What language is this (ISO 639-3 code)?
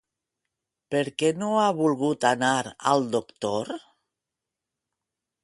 cat